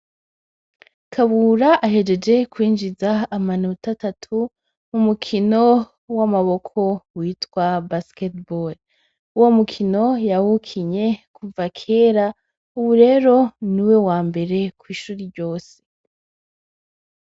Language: Rundi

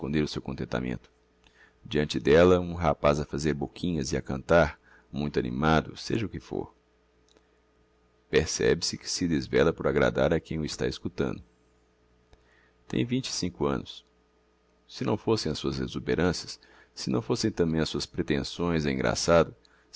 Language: Portuguese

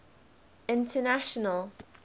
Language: English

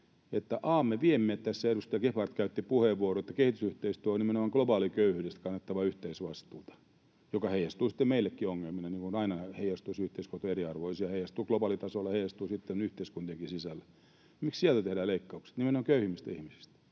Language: Finnish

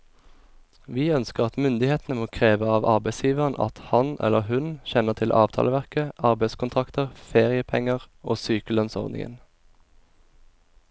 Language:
Norwegian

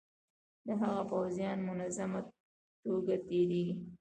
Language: Pashto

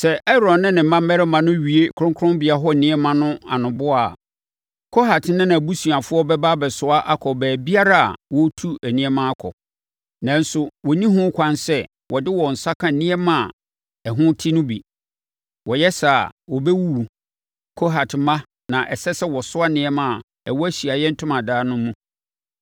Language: Akan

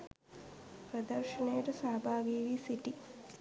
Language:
Sinhala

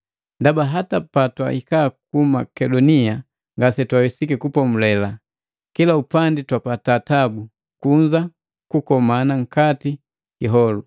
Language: Matengo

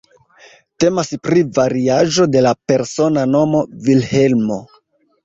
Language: Esperanto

